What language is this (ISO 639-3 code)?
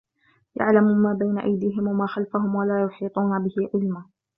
ara